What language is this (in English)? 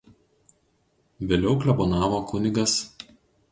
Lithuanian